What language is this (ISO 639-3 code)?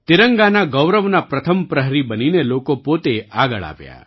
guj